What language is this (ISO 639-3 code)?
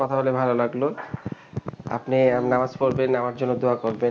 ben